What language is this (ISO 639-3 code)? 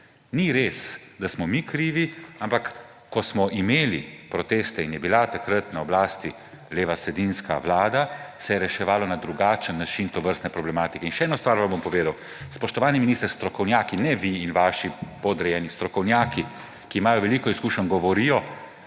slv